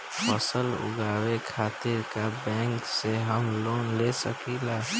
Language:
Bhojpuri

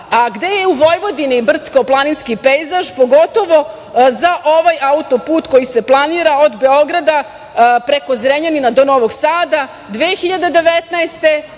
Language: Serbian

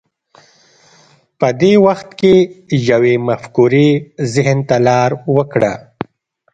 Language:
Pashto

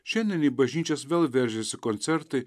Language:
Lithuanian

